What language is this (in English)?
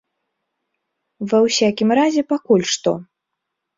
Belarusian